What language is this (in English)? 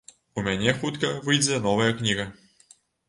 Belarusian